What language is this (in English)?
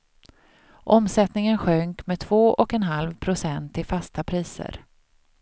Swedish